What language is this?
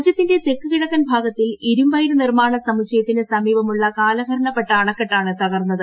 Malayalam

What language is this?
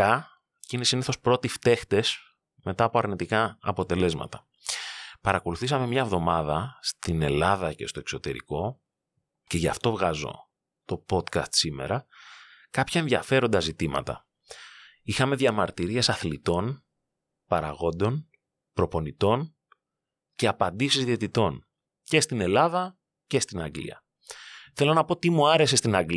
Greek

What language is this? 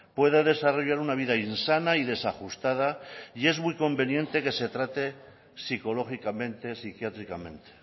Spanish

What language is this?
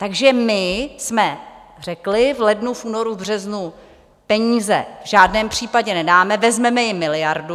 Czech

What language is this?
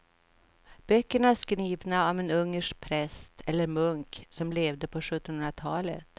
Swedish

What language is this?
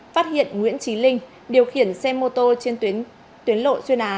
Vietnamese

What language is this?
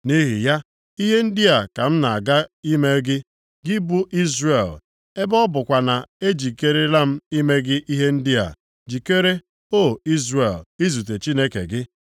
Igbo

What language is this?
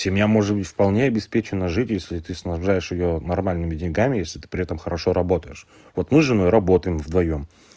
Russian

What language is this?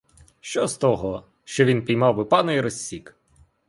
Ukrainian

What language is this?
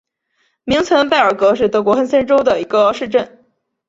Chinese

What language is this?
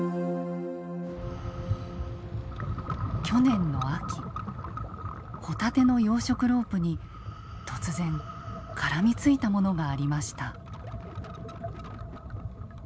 Japanese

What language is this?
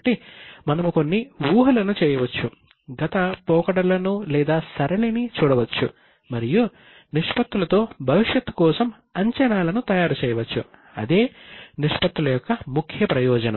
Telugu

